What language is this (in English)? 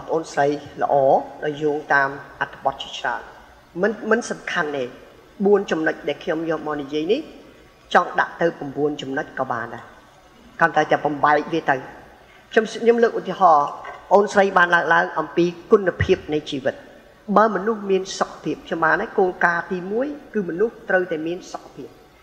Thai